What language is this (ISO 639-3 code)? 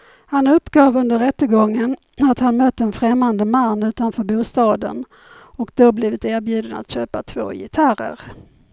swe